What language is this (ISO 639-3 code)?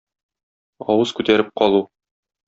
tat